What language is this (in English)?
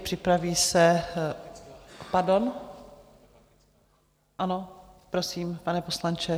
Czech